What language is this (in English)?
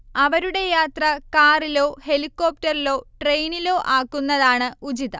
Malayalam